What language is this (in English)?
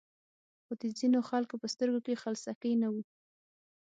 Pashto